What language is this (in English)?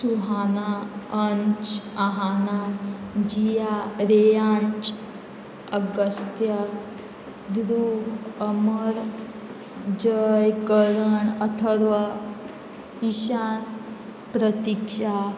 Konkani